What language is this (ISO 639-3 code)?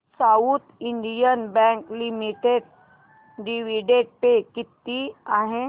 mar